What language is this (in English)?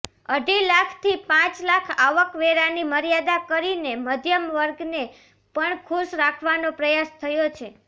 Gujarati